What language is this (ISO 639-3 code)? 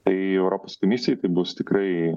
lit